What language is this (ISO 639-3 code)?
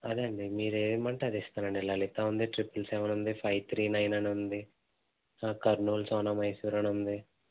tel